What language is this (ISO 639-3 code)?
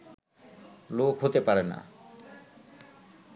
ben